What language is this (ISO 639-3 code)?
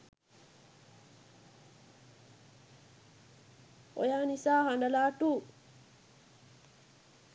sin